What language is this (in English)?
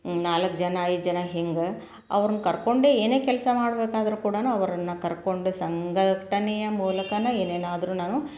Kannada